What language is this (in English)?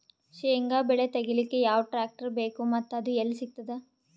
Kannada